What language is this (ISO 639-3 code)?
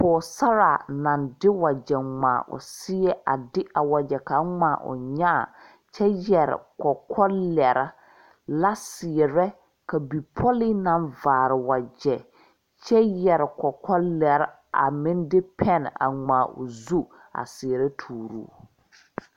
dga